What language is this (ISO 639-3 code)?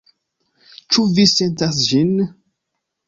epo